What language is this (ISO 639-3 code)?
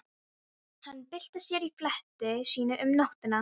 isl